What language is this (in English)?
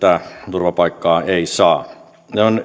Finnish